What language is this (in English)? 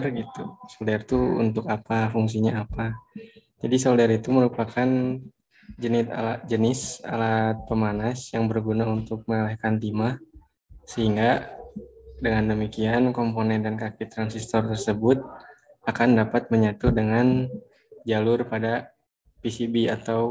Indonesian